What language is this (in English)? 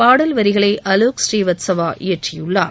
Tamil